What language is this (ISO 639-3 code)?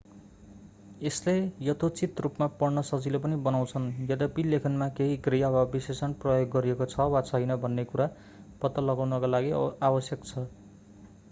nep